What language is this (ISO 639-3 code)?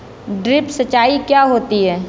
hin